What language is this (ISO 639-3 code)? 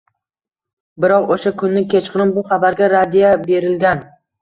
uzb